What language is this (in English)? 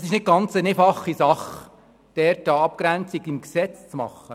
Swiss German